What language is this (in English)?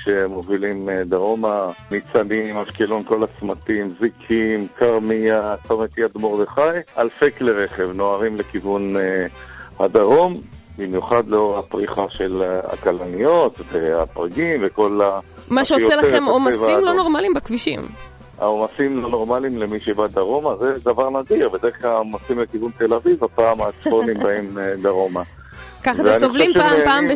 Hebrew